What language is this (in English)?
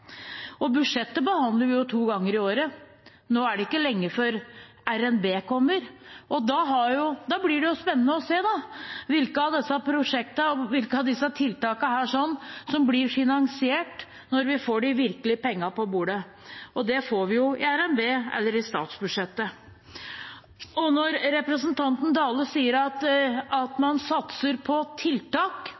Norwegian Bokmål